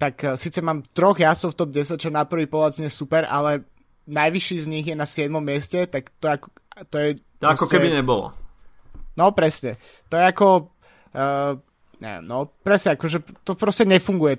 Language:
Slovak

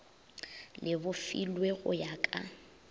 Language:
Northern Sotho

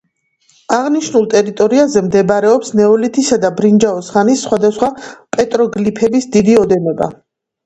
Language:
Georgian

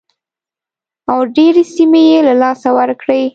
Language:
Pashto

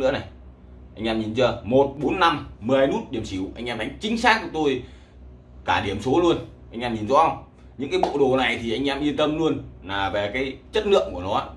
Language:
Vietnamese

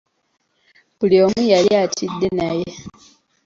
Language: Ganda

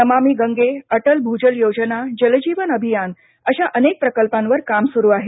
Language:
Marathi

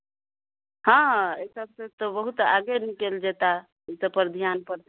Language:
Maithili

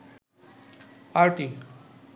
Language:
Bangla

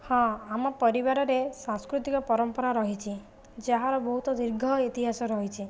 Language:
Odia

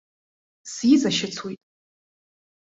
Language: Abkhazian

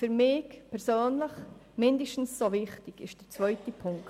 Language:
Swiss German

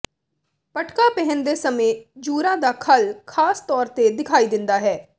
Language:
Punjabi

